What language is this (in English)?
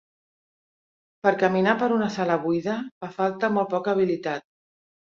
Catalan